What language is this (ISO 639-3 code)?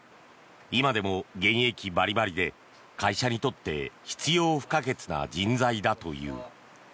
jpn